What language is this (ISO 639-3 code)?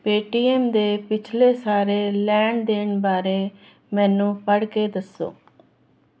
pan